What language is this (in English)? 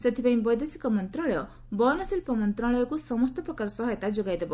Odia